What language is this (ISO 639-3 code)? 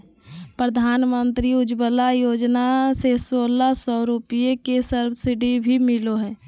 mag